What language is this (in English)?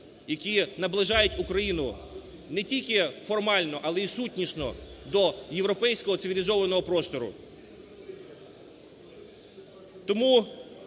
Ukrainian